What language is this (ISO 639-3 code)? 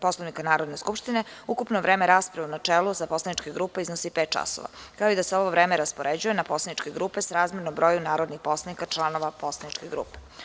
srp